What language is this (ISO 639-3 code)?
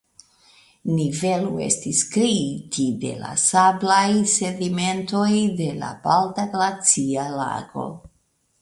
epo